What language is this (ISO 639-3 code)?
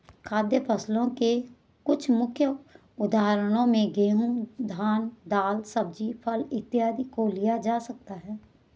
hin